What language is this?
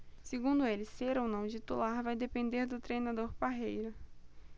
Portuguese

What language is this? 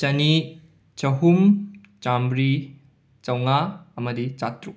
Manipuri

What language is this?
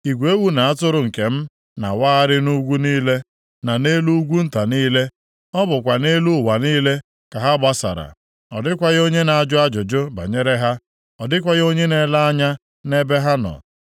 Igbo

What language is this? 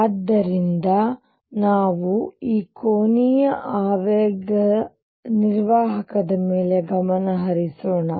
Kannada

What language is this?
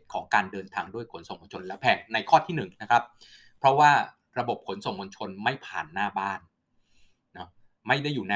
Thai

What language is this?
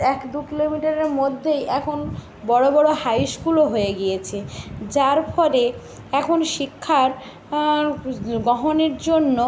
Bangla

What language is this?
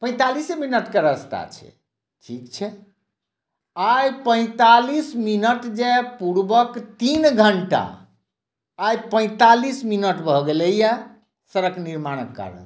Maithili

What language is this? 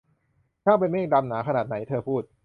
Thai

